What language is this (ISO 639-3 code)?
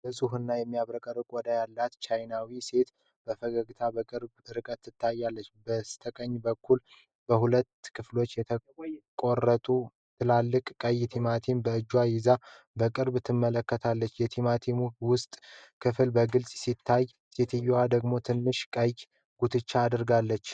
amh